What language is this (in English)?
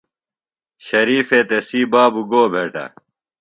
Phalura